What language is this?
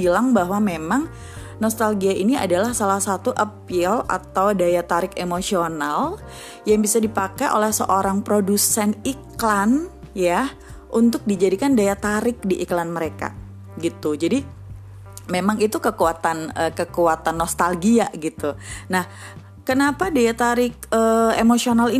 Indonesian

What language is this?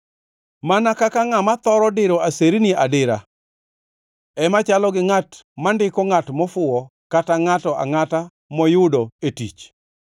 Luo (Kenya and Tanzania)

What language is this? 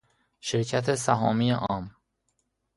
Persian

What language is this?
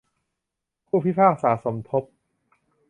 Thai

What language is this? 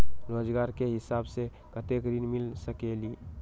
Magahi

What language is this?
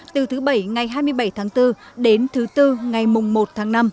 Vietnamese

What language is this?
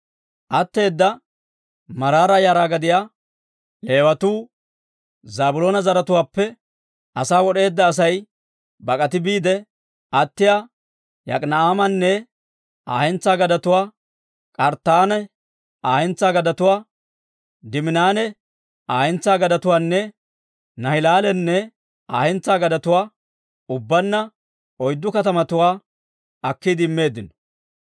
Dawro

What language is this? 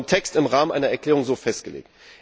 German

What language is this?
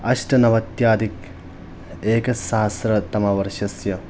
Sanskrit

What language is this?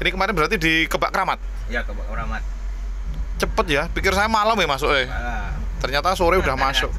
Indonesian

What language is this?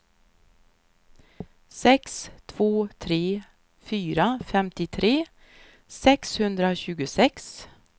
Swedish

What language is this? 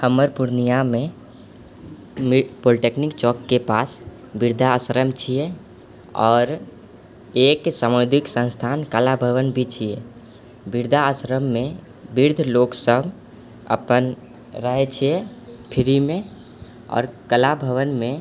Maithili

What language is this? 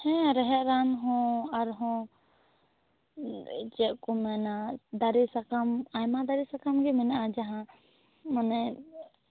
Santali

